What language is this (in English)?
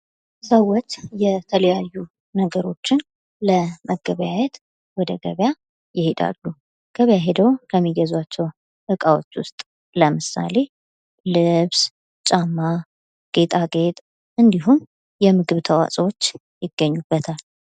Amharic